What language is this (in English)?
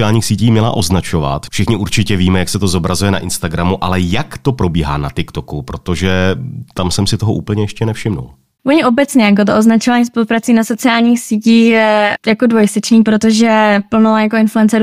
Czech